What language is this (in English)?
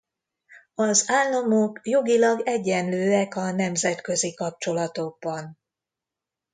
Hungarian